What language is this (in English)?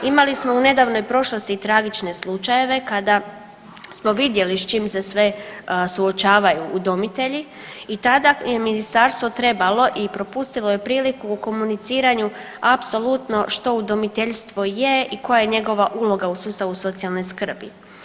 Croatian